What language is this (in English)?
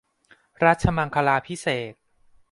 Thai